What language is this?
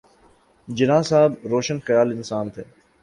Urdu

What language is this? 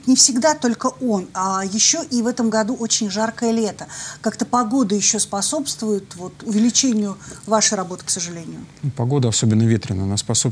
Russian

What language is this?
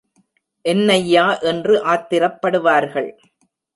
Tamil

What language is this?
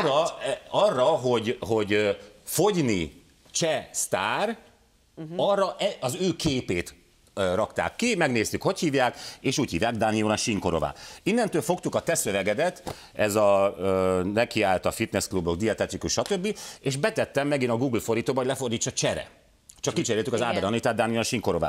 Hungarian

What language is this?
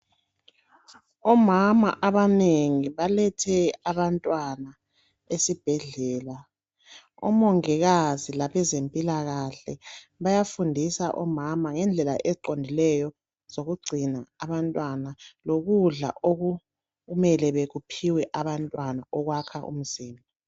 North Ndebele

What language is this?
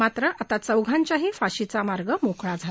Marathi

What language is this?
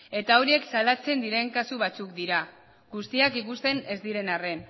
Basque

